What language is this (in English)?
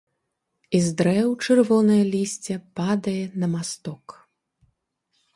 Belarusian